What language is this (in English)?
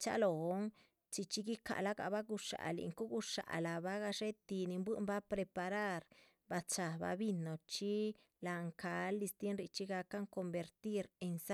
Chichicapan Zapotec